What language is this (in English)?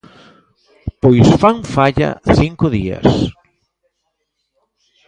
Galician